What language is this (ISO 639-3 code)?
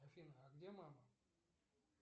rus